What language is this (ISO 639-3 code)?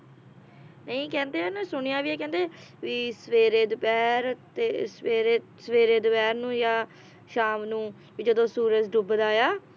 pan